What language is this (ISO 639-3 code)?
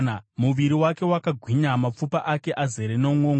sna